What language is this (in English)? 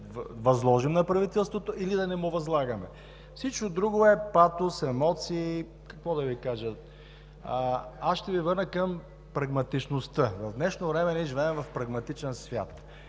Bulgarian